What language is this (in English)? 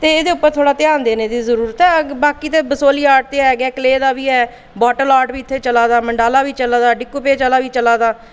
Dogri